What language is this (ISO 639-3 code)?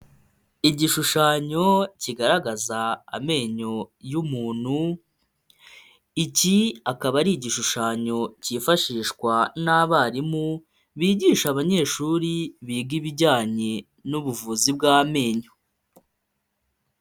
kin